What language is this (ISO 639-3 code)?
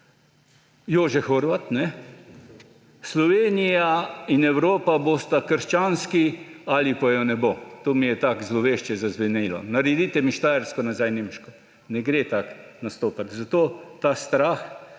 slv